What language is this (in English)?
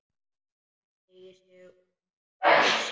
Icelandic